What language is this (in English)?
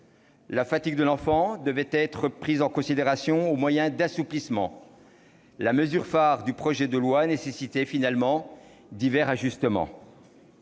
French